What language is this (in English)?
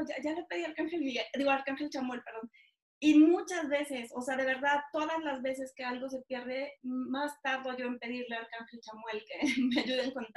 Spanish